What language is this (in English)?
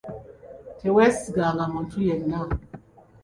Ganda